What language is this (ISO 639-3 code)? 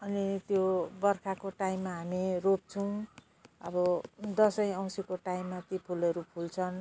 nep